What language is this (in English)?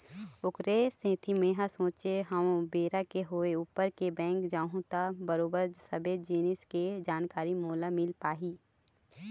Chhattisgarhi